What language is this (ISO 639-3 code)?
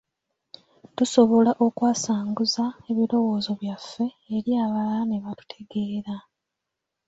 lug